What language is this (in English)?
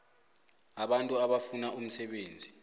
South Ndebele